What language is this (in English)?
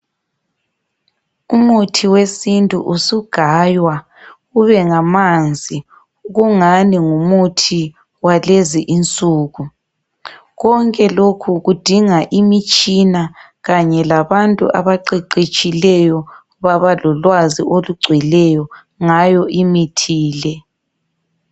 North Ndebele